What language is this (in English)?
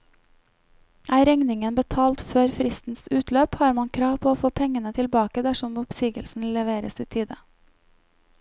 Norwegian